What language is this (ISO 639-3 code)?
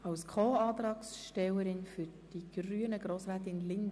gsw